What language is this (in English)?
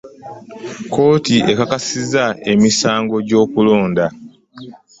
Ganda